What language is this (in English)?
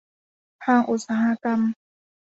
Thai